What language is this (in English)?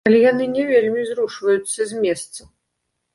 Belarusian